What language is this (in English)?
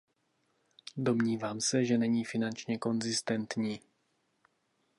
Czech